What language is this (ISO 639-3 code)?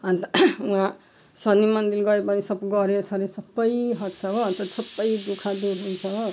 nep